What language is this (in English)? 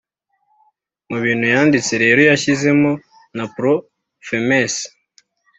Kinyarwanda